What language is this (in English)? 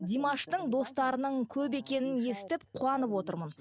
Kazakh